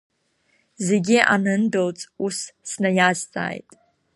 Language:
Abkhazian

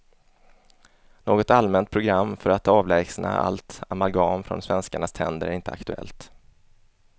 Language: Swedish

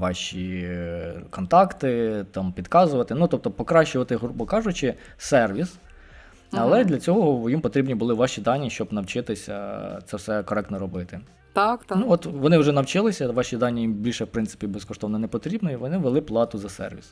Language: Ukrainian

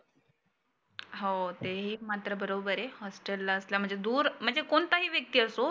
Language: Marathi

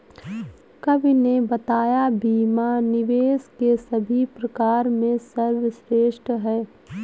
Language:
Hindi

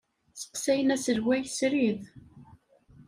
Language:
Kabyle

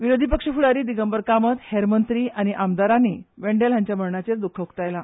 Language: Konkani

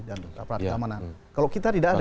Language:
Indonesian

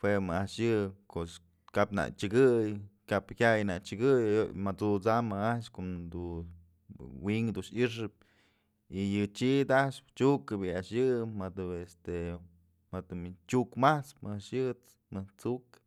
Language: Mazatlán Mixe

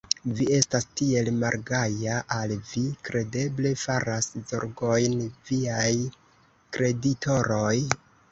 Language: Esperanto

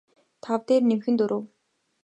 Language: Mongolian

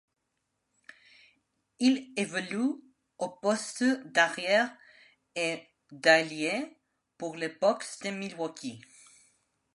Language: French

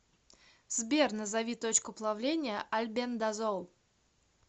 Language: Russian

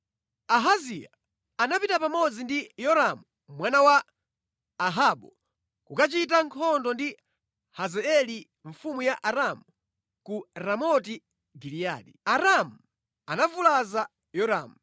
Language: Nyanja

